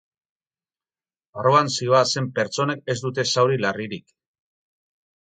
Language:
Basque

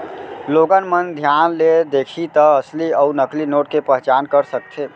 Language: Chhattisgarhi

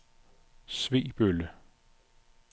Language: Danish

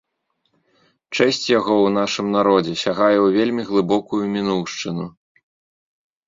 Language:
Belarusian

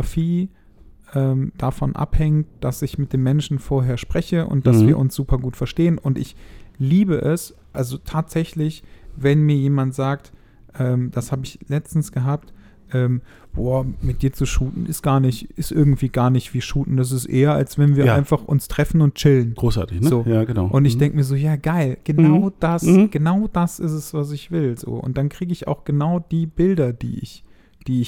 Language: German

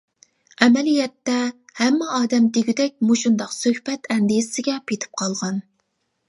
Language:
Uyghur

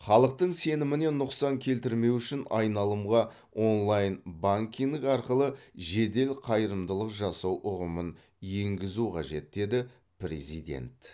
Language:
Kazakh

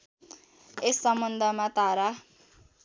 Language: Nepali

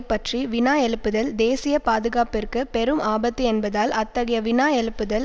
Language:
Tamil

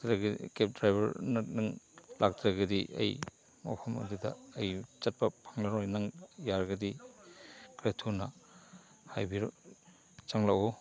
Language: Manipuri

